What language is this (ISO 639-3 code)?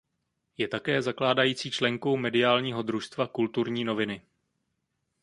ces